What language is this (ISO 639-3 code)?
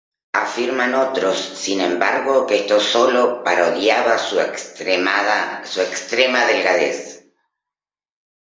spa